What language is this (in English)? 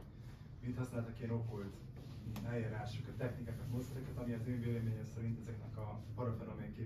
Hungarian